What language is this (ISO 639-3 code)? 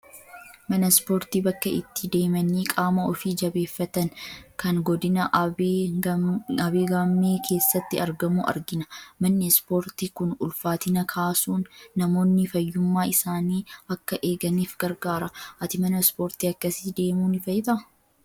orm